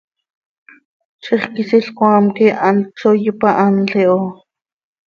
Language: Seri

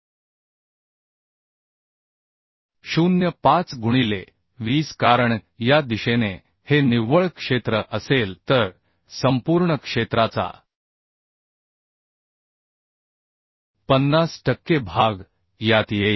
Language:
Marathi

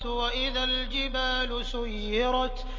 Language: Arabic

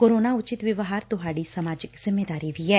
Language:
Punjabi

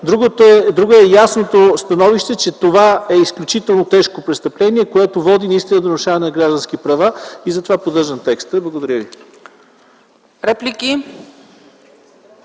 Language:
Bulgarian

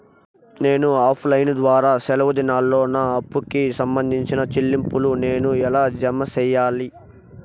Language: Telugu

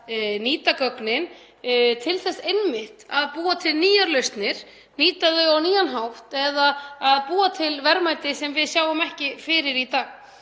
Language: Icelandic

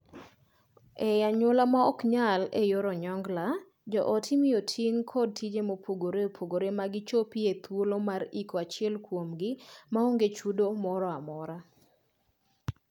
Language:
Luo (Kenya and Tanzania)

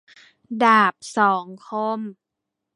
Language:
Thai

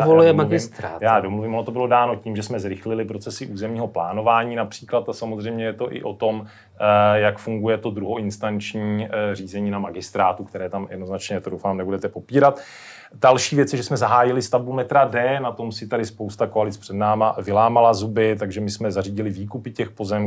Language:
Czech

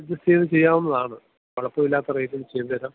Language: Malayalam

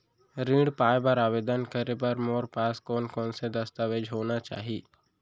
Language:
Chhattisgarhi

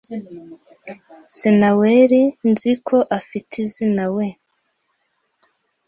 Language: Kinyarwanda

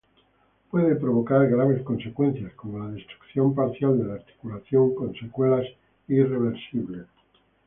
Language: Spanish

